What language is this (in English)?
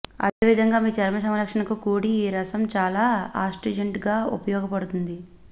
Telugu